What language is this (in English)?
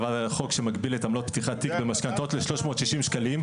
Hebrew